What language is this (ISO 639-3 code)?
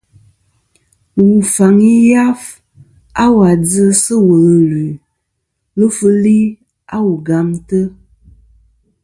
bkm